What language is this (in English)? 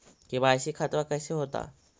Magahi